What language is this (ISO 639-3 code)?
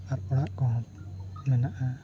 sat